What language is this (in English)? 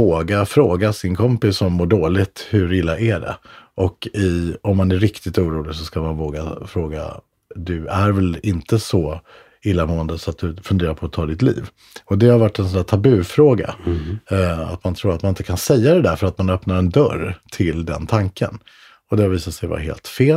Swedish